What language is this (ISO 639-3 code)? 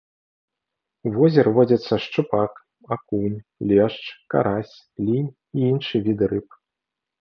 bel